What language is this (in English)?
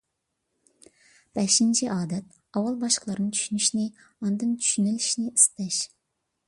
Uyghur